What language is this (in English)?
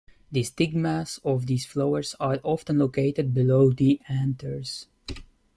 English